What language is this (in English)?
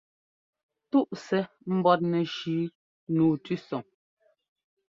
Ngomba